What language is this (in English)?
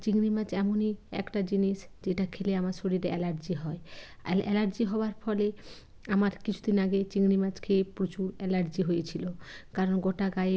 Bangla